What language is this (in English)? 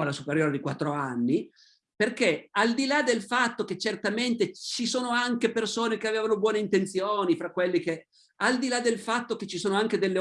Italian